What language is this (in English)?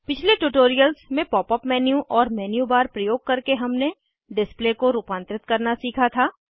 Hindi